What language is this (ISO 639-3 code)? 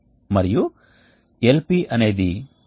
tel